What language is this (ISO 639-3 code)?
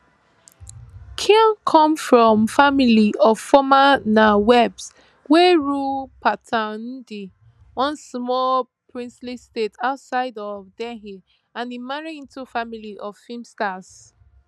pcm